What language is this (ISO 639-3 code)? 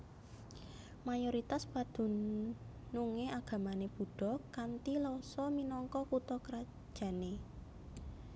jav